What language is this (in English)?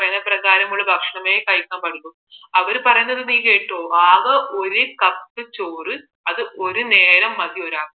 Malayalam